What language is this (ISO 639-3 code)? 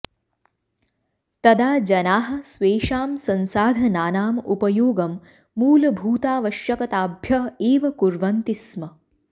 san